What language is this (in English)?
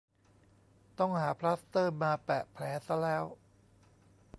Thai